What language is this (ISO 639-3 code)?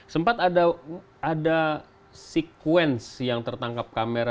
ind